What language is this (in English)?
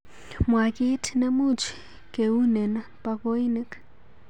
Kalenjin